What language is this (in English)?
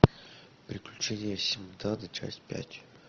Russian